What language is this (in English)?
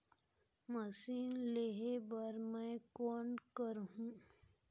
Chhattisgarhi